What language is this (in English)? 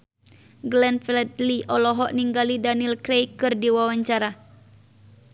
Sundanese